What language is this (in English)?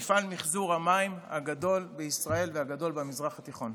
Hebrew